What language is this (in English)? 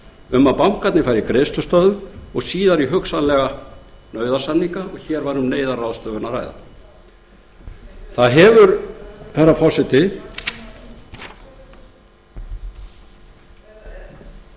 Icelandic